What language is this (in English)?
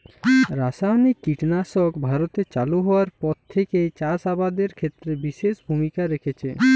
Bangla